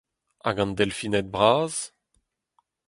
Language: Breton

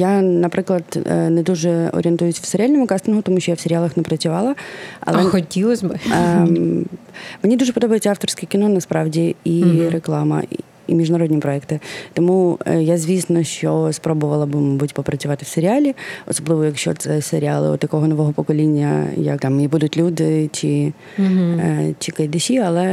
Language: Ukrainian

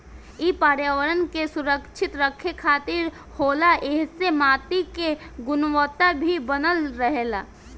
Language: Bhojpuri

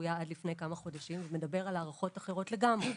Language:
Hebrew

